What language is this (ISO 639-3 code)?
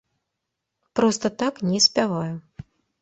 bel